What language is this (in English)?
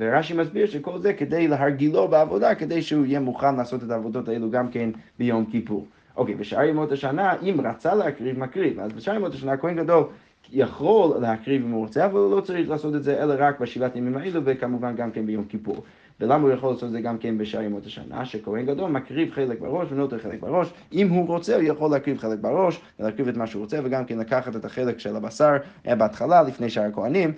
Hebrew